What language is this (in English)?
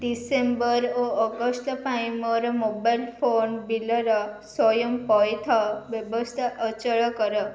Odia